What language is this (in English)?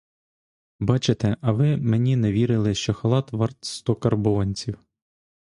Ukrainian